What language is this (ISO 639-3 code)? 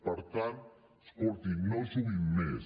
cat